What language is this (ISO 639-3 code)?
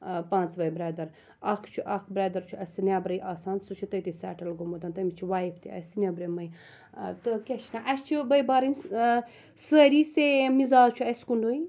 kas